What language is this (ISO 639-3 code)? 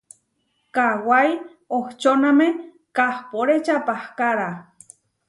var